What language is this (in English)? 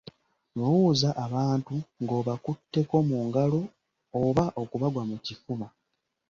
Ganda